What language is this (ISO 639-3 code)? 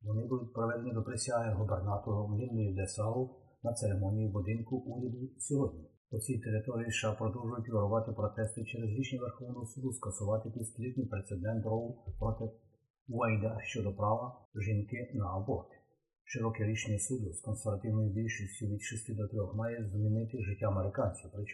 ukr